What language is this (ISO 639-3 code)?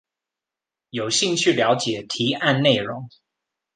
zho